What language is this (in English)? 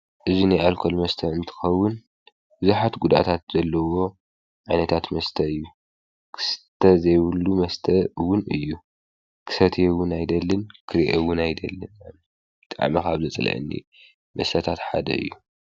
Tigrinya